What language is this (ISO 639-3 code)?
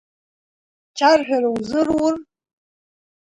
abk